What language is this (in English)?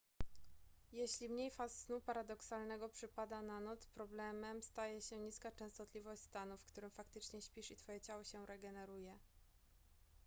Polish